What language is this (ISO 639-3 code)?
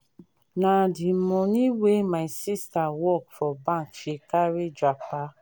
pcm